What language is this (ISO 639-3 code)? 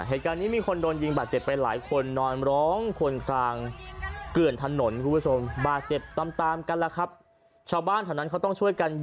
tha